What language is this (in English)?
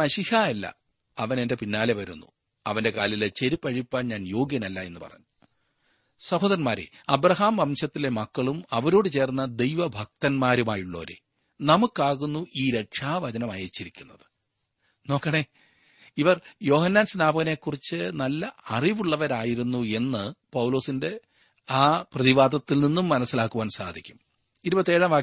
Malayalam